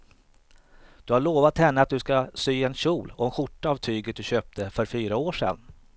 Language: Swedish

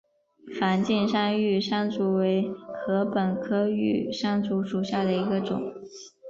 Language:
Chinese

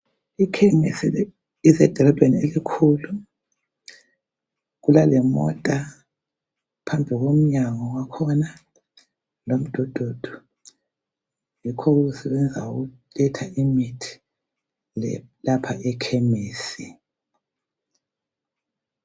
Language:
North Ndebele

